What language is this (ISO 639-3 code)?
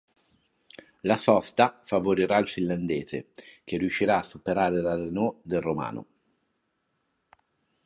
ita